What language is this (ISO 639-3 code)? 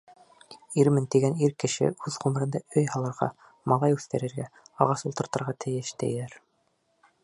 bak